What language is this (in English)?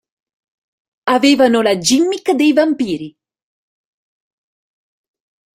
Italian